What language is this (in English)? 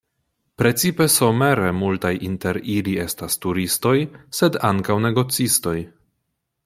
Esperanto